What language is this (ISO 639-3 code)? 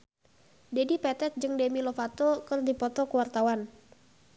sun